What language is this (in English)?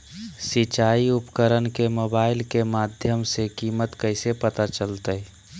Magahi